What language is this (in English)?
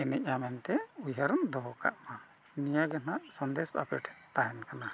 Santali